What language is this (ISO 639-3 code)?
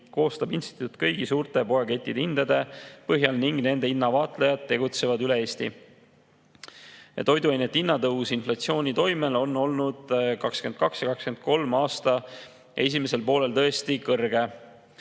est